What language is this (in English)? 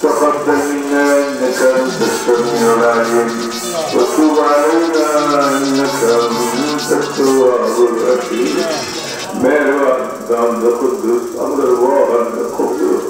Arabic